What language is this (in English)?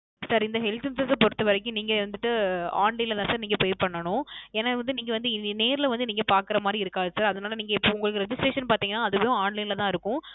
Tamil